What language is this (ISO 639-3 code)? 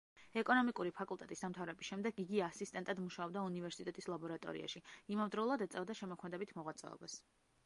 kat